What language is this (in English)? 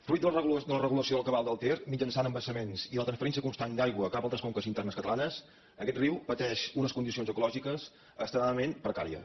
Catalan